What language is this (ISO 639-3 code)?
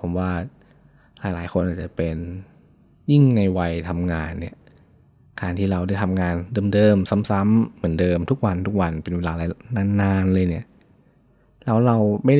tha